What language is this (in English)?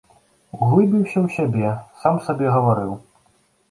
Belarusian